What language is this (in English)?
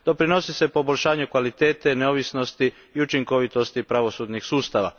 Croatian